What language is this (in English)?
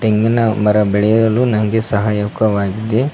Kannada